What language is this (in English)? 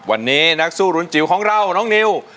Thai